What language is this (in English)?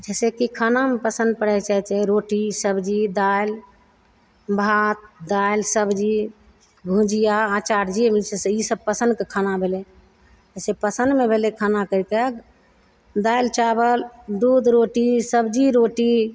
Maithili